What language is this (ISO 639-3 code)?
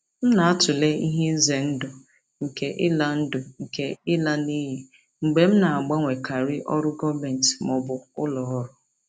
ibo